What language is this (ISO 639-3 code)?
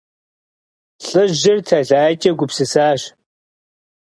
kbd